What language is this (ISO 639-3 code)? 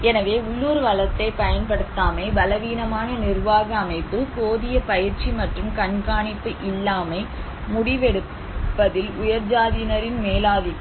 tam